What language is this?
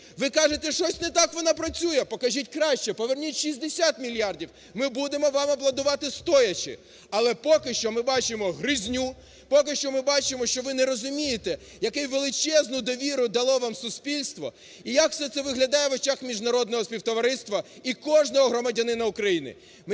Ukrainian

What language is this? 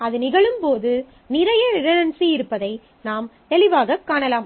Tamil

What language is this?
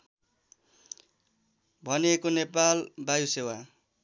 Nepali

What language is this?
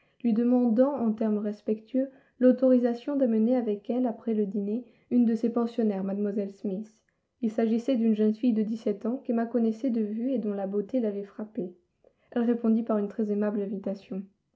French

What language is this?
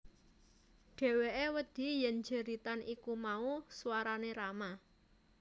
Javanese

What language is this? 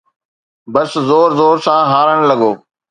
Sindhi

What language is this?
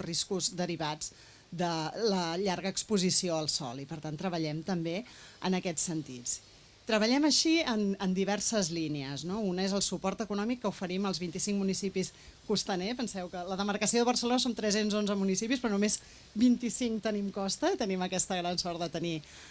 Catalan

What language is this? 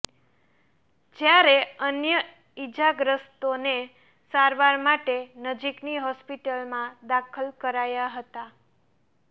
Gujarati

